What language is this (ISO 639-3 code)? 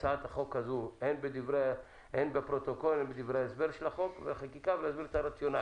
heb